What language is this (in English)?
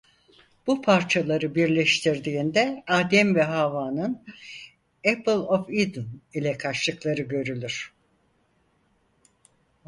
Turkish